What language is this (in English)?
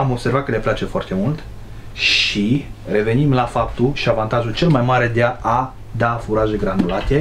Romanian